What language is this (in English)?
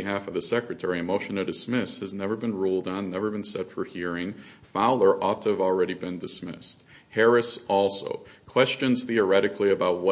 English